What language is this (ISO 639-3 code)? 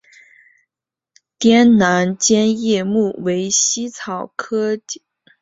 zho